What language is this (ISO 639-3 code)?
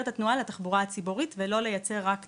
heb